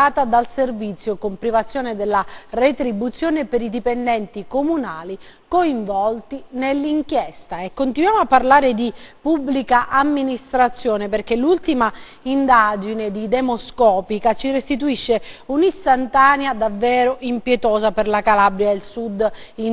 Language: Italian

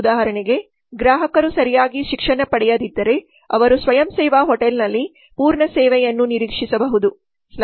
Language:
Kannada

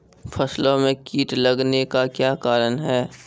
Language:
Maithili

